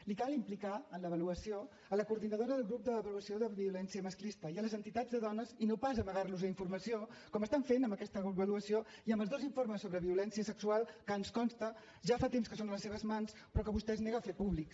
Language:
Catalan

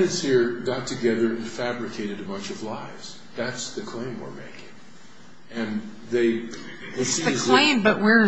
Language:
English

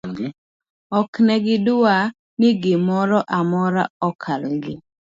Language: Luo (Kenya and Tanzania)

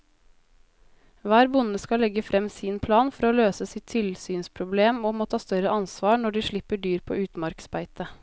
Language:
Norwegian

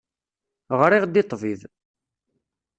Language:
Kabyle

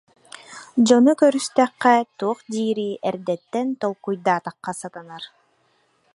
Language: Yakut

